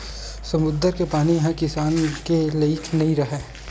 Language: Chhattisgarhi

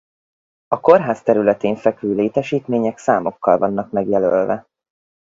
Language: Hungarian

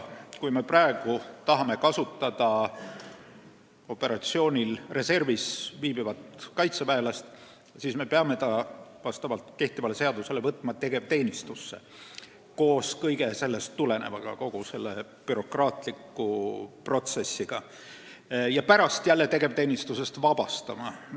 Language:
Estonian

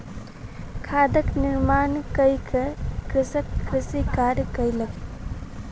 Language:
Maithili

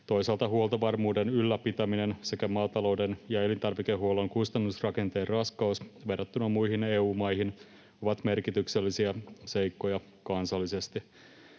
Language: Finnish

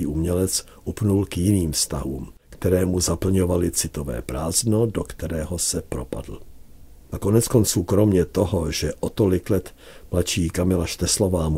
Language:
Czech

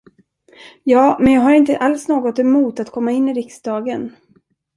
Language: Swedish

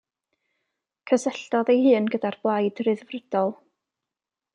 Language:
Welsh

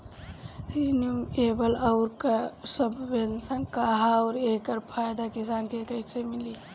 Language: Bhojpuri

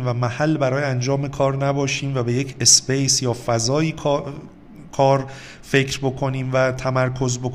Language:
Persian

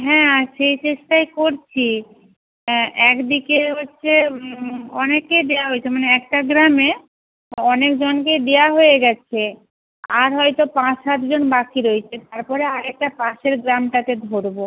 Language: Bangla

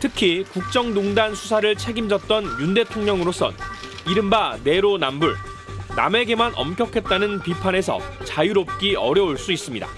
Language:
Korean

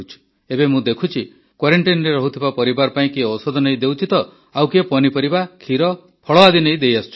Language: Odia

